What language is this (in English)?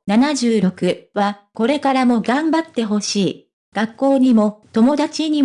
Japanese